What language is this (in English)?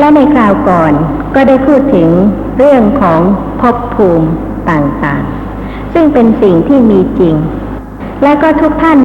Thai